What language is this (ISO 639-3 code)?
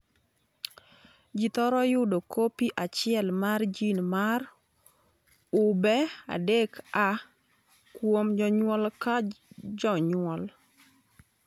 luo